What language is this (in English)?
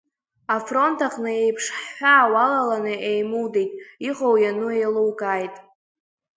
Abkhazian